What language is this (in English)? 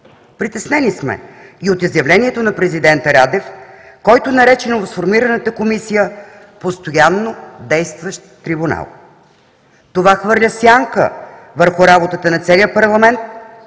Bulgarian